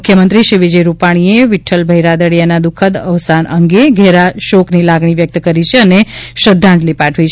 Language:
Gujarati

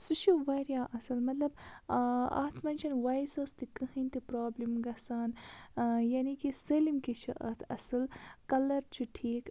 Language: Kashmiri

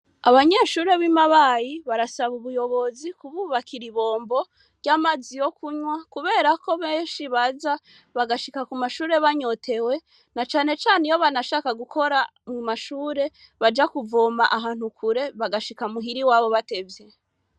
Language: Rundi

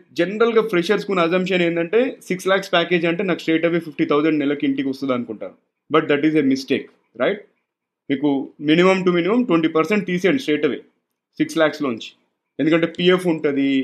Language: Telugu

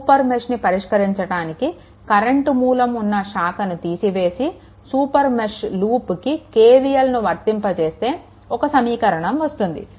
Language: Telugu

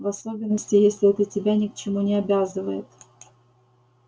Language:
Russian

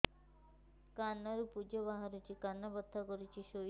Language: Odia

